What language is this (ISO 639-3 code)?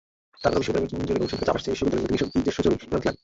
ben